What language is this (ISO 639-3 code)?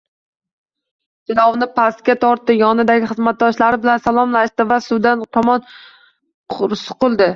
uzb